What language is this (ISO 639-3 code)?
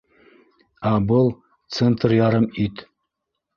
bak